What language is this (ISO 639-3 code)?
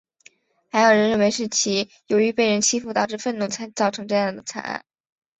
zho